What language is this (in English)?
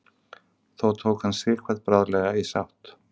Icelandic